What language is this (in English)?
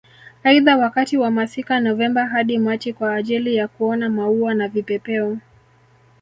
Swahili